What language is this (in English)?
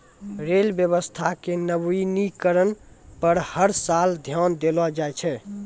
Maithili